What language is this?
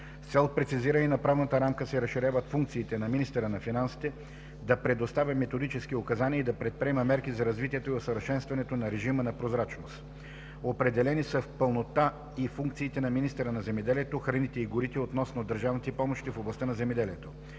Bulgarian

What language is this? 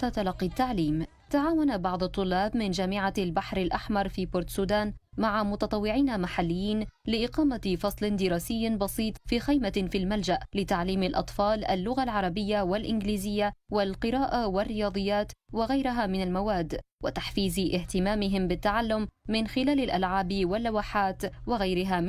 Arabic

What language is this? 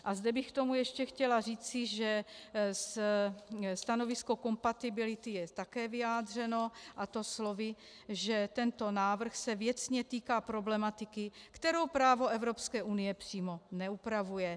Czech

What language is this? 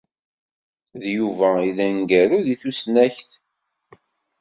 Kabyle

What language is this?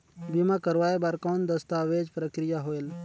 Chhattisgarhi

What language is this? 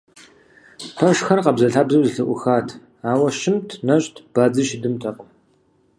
Kabardian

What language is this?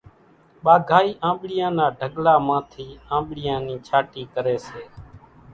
Kachi Koli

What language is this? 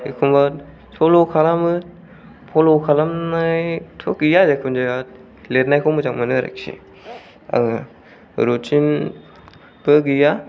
Bodo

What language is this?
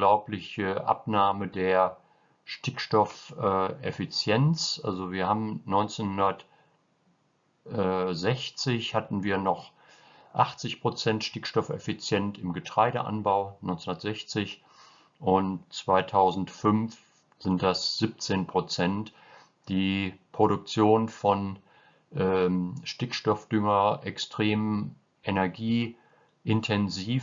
German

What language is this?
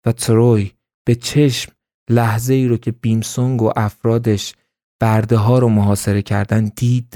Persian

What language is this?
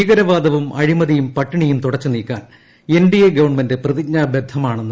Malayalam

